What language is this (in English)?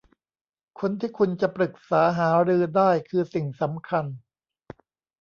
Thai